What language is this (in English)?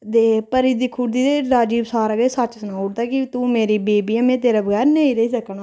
Dogri